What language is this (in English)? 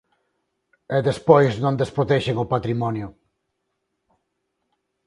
Galician